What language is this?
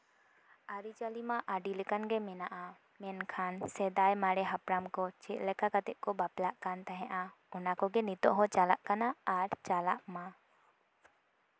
Santali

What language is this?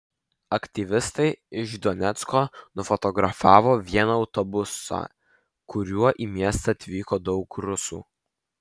Lithuanian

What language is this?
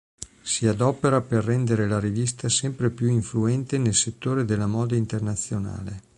Italian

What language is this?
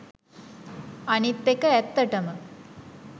Sinhala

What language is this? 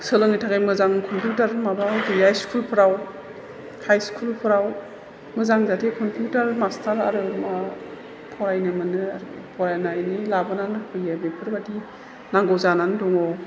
Bodo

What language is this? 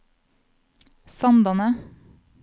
Norwegian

